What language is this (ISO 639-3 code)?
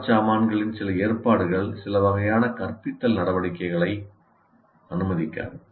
tam